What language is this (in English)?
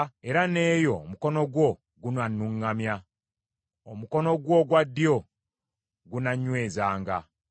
Ganda